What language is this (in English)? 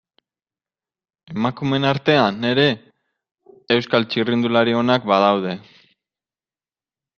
Basque